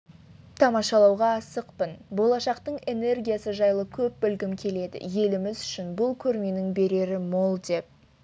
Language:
Kazakh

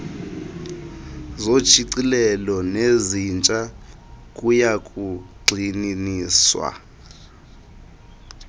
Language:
Xhosa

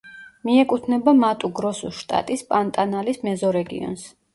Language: Georgian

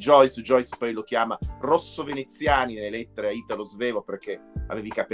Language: Italian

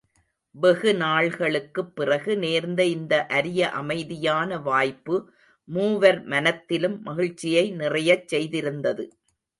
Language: Tamil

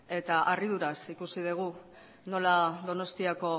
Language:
Basque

